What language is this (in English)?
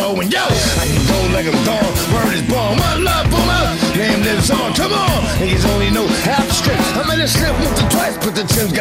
Italian